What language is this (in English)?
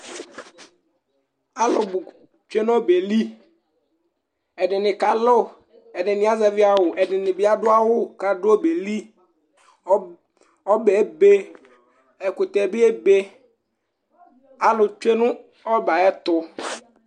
Ikposo